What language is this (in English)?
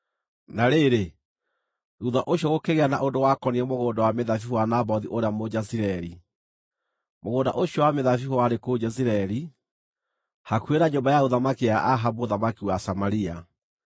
Kikuyu